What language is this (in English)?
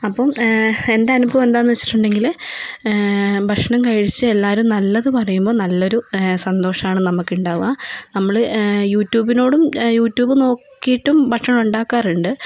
Malayalam